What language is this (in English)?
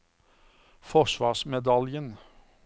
Norwegian